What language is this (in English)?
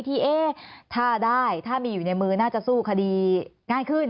Thai